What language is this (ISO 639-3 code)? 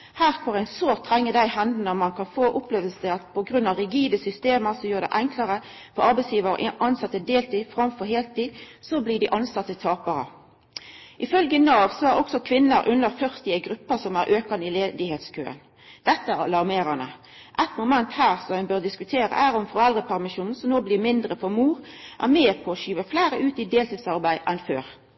nno